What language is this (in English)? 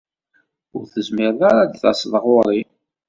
Kabyle